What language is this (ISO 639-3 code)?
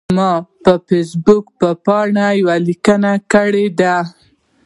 pus